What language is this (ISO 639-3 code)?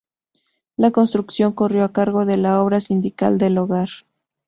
spa